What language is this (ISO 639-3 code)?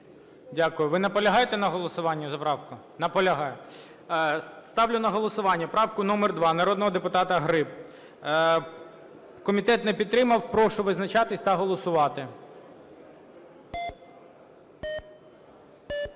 ukr